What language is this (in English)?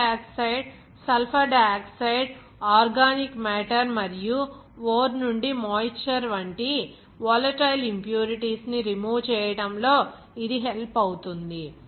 Telugu